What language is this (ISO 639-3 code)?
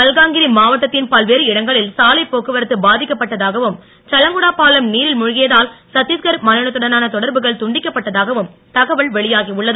tam